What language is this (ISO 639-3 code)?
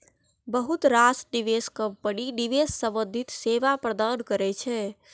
mai